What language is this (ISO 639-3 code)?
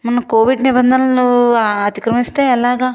tel